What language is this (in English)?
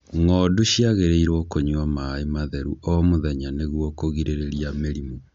Kikuyu